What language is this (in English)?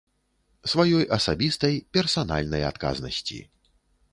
Belarusian